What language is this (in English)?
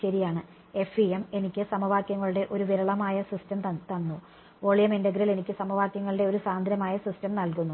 Malayalam